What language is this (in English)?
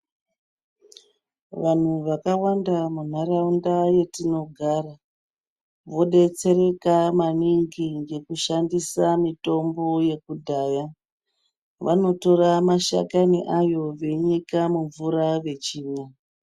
Ndau